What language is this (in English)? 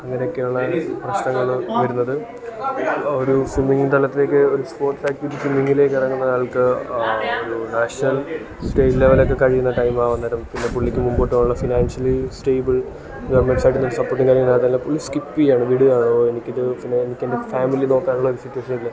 Malayalam